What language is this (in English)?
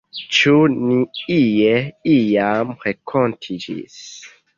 Esperanto